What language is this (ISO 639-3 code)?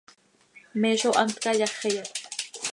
sei